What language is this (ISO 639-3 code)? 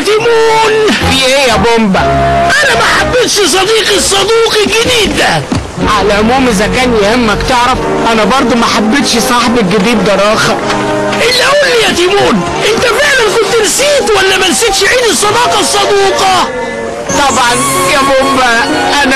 ara